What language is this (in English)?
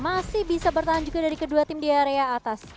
Indonesian